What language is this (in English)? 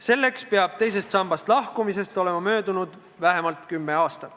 Estonian